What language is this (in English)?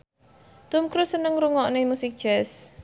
Javanese